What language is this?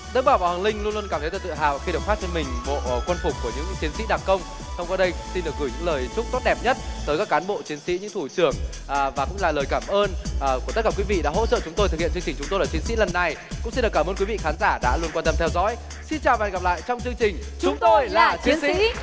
Vietnamese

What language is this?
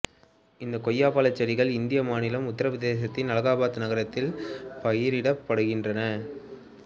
Tamil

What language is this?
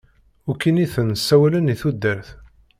Kabyle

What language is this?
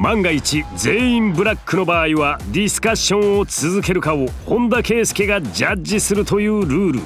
Japanese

